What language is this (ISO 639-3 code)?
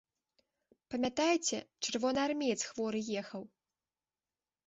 bel